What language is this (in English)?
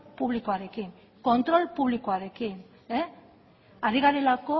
Basque